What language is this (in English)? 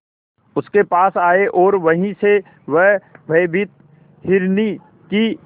Hindi